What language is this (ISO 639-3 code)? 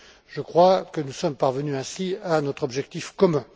fra